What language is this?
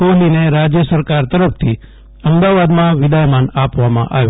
Gujarati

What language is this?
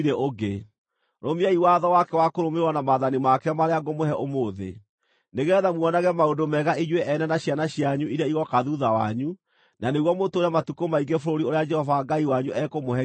Kikuyu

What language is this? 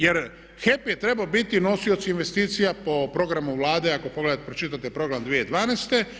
Croatian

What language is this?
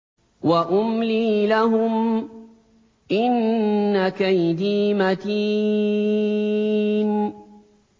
Arabic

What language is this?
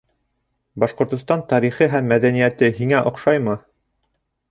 Bashkir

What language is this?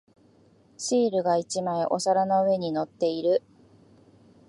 Japanese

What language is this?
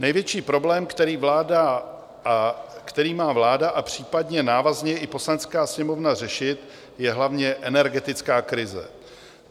Czech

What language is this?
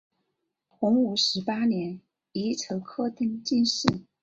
Chinese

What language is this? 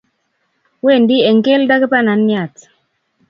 Kalenjin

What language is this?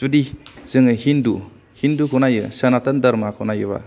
Bodo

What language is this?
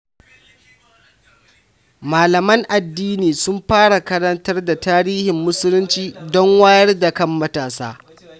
Hausa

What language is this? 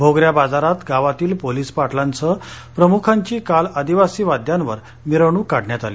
Marathi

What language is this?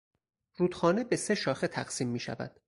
Persian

